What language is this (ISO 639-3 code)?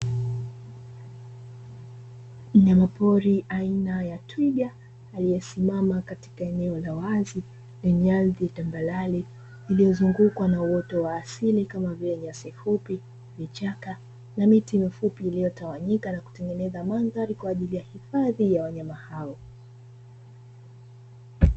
swa